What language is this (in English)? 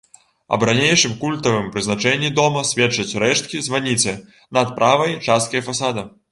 Belarusian